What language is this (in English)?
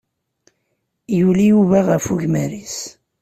Kabyle